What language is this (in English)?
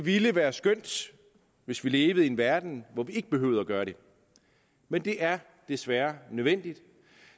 Danish